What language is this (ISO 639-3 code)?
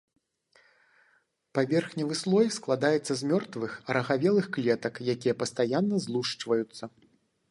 bel